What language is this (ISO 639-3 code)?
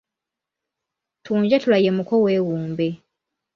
lug